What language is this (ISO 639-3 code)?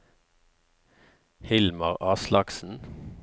nor